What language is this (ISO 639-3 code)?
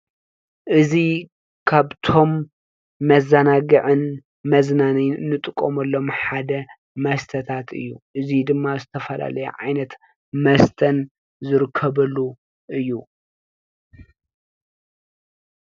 tir